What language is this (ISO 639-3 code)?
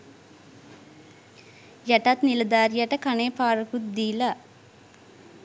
sin